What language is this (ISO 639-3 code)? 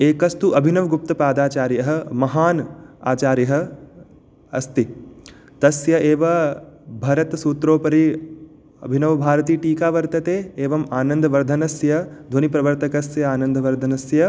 san